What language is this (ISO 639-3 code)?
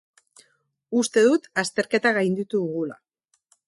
eus